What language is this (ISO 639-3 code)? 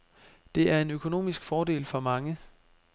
dan